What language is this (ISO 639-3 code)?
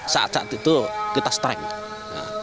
ind